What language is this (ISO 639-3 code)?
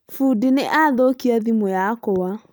kik